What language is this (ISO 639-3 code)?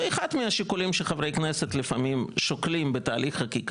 heb